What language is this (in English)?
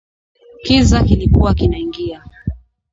Swahili